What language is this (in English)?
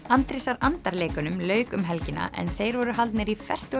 Icelandic